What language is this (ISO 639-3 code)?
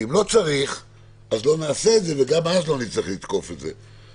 heb